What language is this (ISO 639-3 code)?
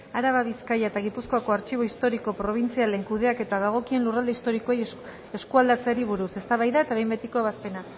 eus